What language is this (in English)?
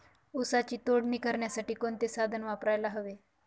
Marathi